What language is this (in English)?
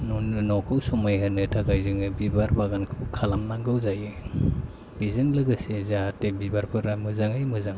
Bodo